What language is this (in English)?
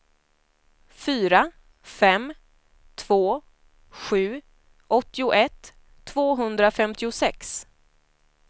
Swedish